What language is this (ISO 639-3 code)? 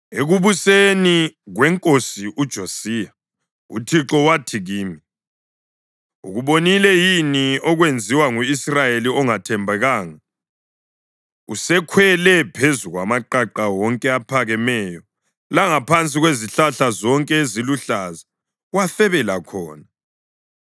nde